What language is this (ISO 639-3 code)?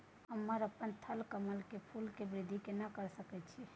mai